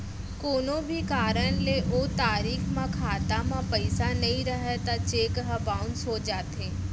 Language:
Chhattisgarhi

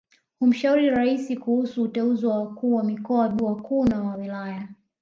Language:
Swahili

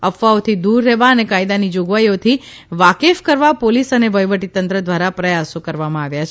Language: Gujarati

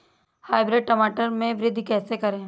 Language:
Hindi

